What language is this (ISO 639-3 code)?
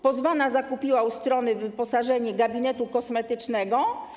pol